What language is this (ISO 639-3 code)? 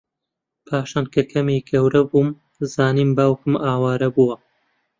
ckb